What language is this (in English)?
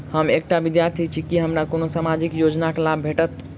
Maithili